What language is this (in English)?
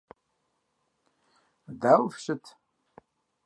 Kabardian